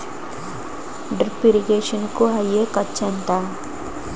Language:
Telugu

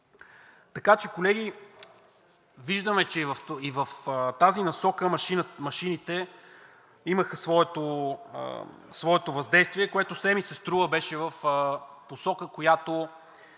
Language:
Bulgarian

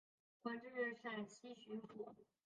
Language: Chinese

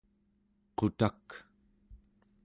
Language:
Central Yupik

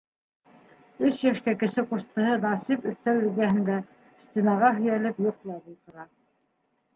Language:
Bashkir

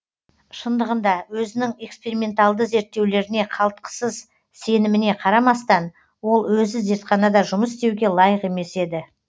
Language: Kazakh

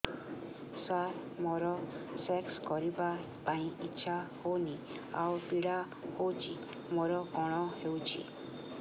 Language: Odia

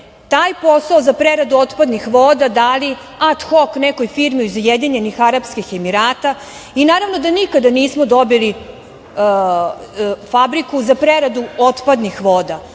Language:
Serbian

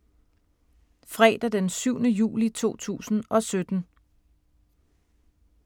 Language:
Danish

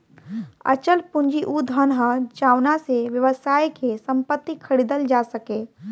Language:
Bhojpuri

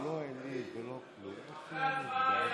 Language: Hebrew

